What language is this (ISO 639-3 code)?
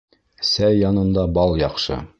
bak